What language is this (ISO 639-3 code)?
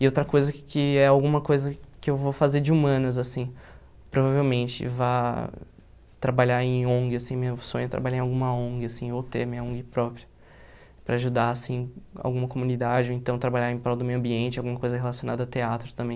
por